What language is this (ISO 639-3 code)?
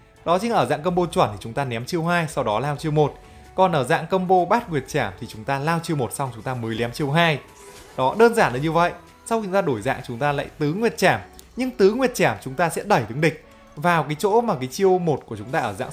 vie